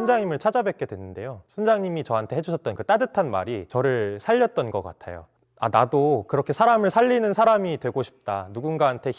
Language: Korean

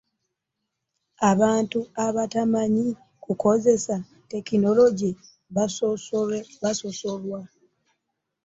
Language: Ganda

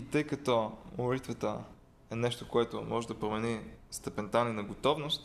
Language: Bulgarian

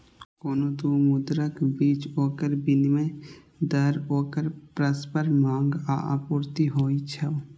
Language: Maithili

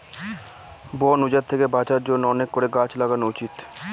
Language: Bangla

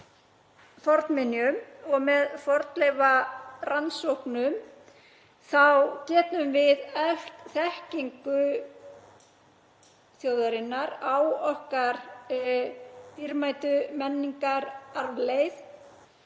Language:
Icelandic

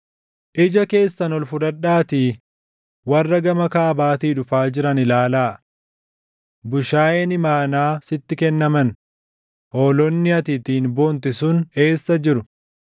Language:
Oromo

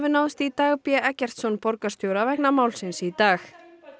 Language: Icelandic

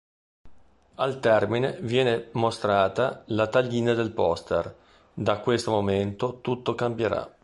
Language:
Italian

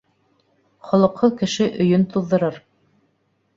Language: Bashkir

